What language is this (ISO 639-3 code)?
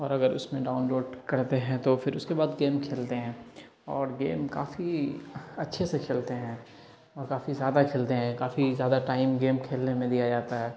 urd